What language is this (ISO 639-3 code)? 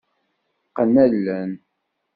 kab